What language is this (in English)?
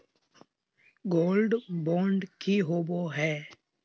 Magahi